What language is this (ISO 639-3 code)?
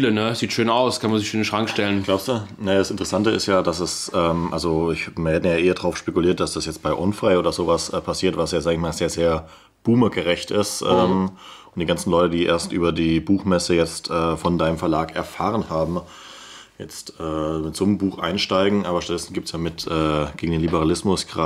deu